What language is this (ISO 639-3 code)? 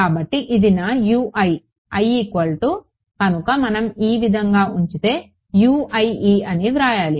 tel